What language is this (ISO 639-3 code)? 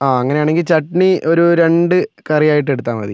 mal